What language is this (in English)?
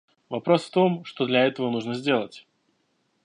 Russian